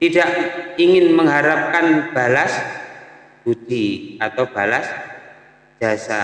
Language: Indonesian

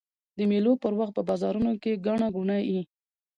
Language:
Pashto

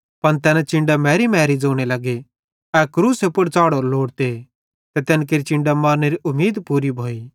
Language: Bhadrawahi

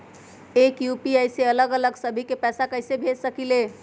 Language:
Magahi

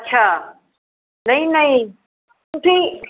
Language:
Punjabi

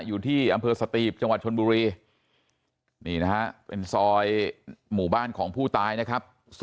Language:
Thai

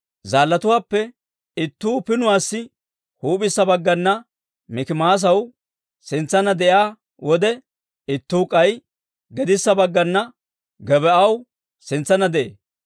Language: Dawro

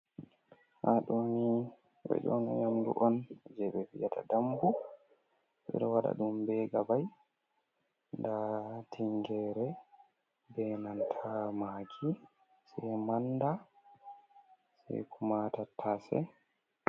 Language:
Fula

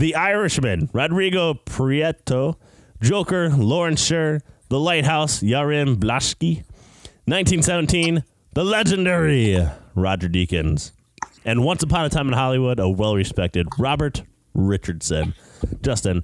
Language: English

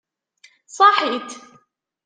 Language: Kabyle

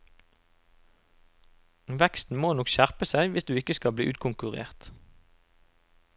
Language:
Norwegian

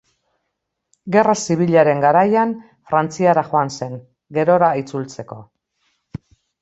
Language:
Basque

